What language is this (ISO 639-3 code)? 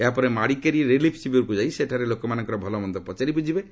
ori